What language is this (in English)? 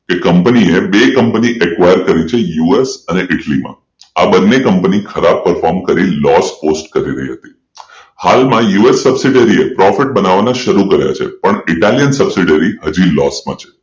Gujarati